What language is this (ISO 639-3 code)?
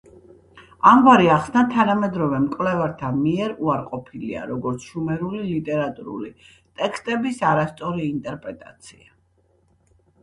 kat